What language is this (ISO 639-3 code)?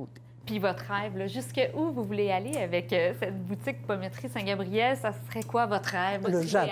fra